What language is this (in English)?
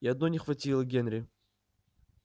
Russian